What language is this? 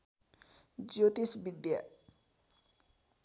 Nepali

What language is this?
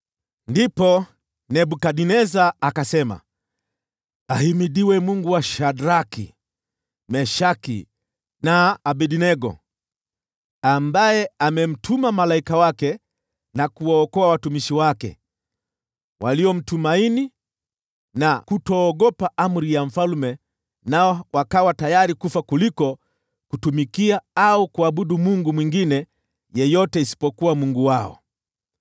Swahili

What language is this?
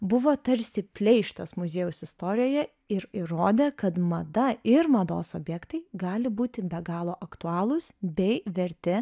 Lithuanian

